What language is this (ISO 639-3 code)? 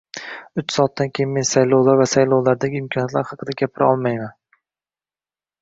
uzb